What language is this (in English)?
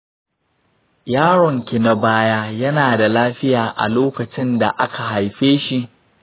Hausa